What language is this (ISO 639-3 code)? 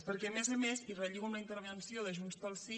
cat